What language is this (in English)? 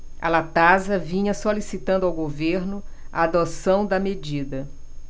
Portuguese